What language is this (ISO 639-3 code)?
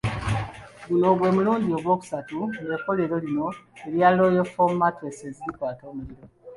lug